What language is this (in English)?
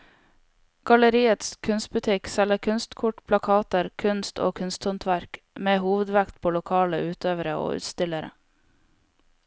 Norwegian